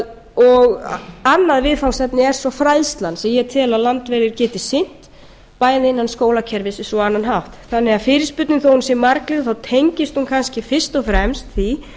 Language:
Icelandic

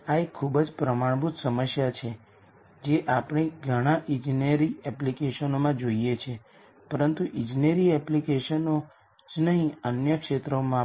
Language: Gujarati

